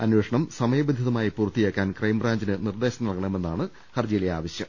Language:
Malayalam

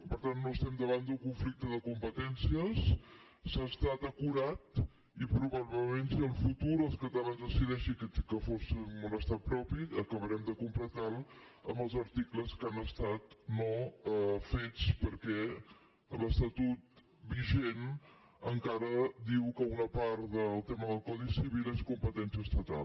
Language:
Catalan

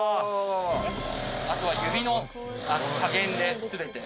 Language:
Japanese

